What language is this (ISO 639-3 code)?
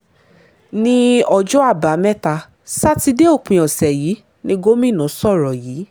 yor